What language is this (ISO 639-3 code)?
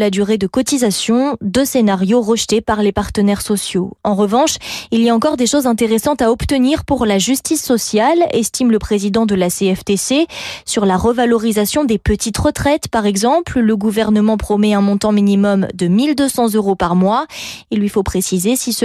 fra